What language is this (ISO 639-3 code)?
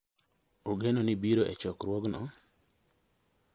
luo